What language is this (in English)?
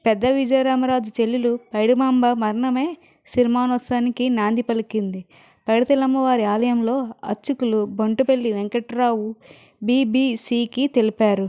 Telugu